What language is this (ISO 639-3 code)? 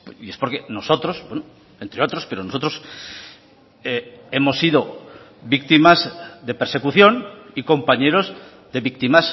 spa